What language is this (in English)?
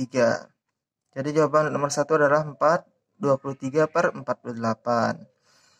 Indonesian